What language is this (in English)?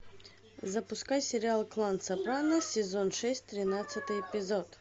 Russian